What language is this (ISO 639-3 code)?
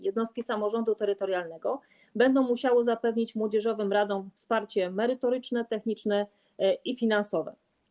pol